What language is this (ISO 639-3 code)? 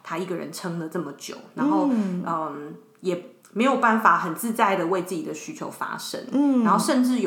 zho